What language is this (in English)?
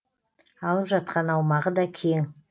Kazakh